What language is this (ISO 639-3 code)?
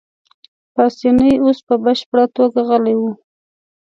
pus